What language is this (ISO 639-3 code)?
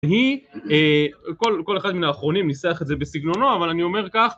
heb